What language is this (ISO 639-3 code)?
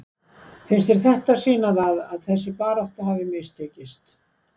isl